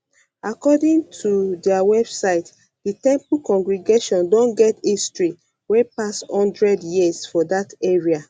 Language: Nigerian Pidgin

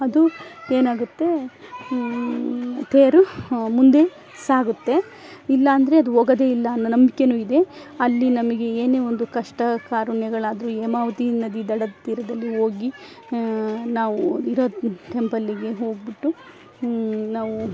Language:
Kannada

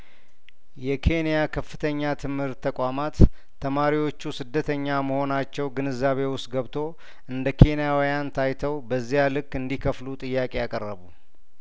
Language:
Amharic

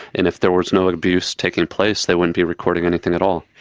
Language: English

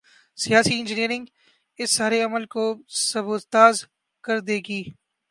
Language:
Urdu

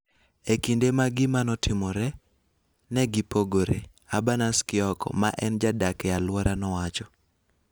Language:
Luo (Kenya and Tanzania)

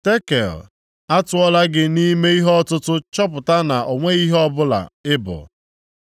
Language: Igbo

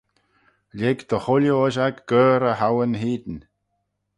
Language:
Manx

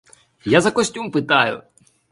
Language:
Ukrainian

